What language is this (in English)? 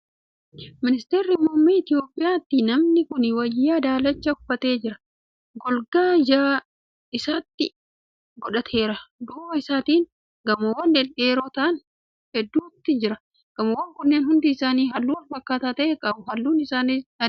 Oromo